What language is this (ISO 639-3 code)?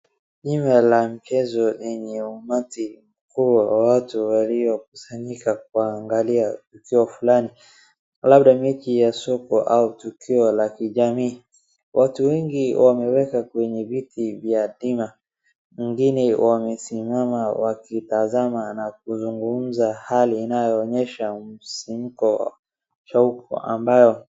swa